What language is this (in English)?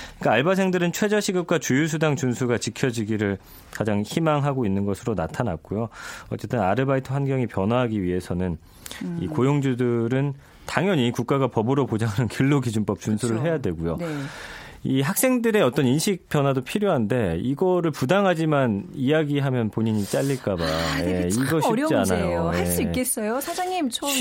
Korean